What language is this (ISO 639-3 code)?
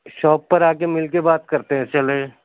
urd